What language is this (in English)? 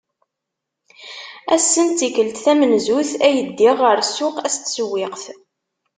Kabyle